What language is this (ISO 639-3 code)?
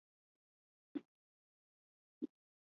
zho